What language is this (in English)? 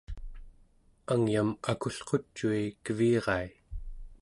Central Yupik